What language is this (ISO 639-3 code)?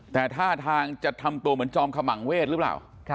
tha